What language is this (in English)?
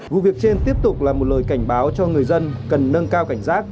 Vietnamese